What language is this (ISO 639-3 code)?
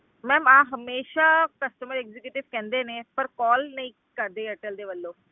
pan